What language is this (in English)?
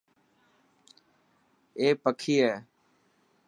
Dhatki